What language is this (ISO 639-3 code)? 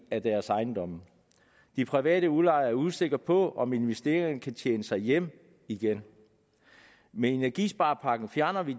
dan